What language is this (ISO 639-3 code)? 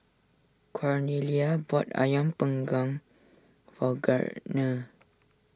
eng